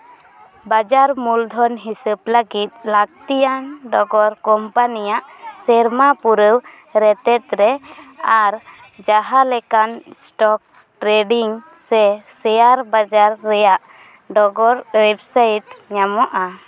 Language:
Santali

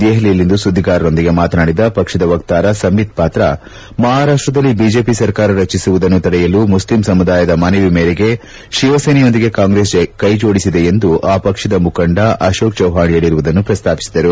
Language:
Kannada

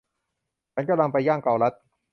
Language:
Thai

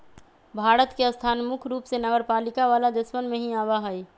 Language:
Magahi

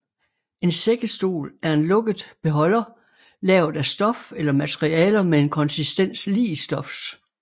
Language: Danish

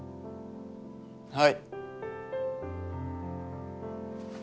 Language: Japanese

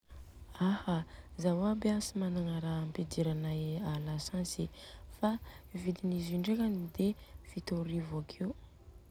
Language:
Southern Betsimisaraka Malagasy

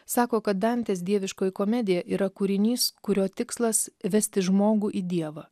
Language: Lithuanian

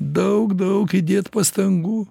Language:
Lithuanian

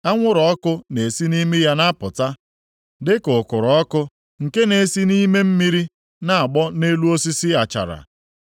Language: Igbo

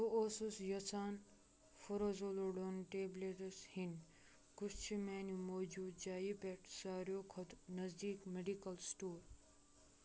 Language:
Kashmiri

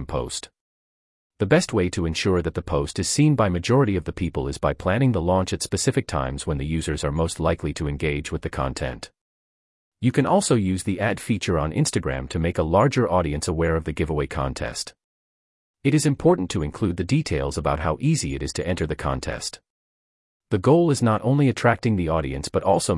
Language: English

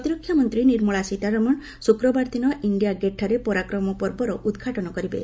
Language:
Odia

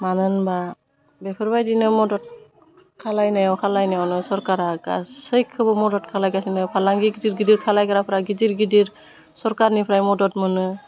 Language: Bodo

